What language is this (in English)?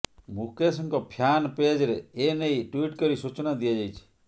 Odia